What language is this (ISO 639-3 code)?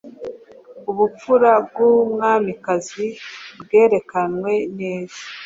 kin